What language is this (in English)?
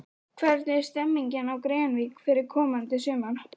Icelandic